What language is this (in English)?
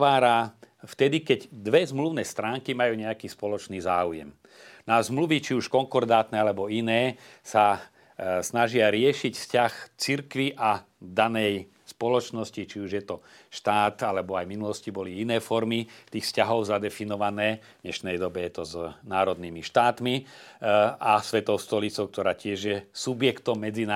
Slovak